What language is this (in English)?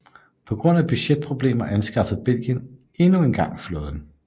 Danish